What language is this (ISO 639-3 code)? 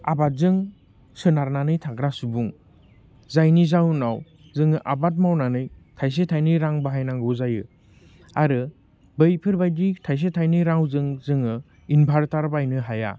brx